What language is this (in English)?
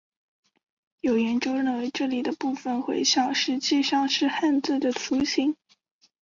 Chinese